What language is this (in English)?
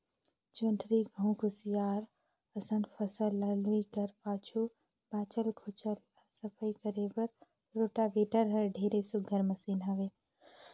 Chhattisgarhi